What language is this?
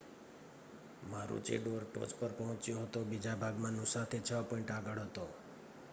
Gujarati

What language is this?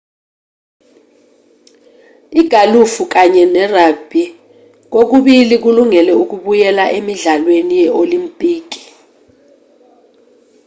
Zulu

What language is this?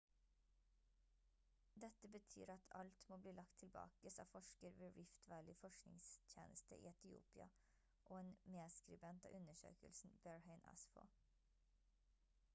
Norwegian Bokmål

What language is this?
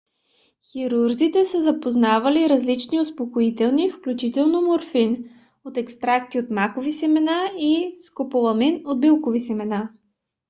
Bulgarian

